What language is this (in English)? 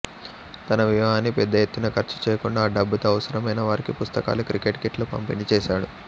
Telugu